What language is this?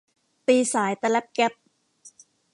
Thai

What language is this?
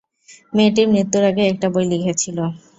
Bangla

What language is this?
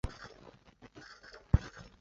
Chinese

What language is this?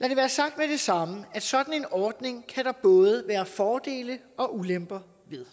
Danish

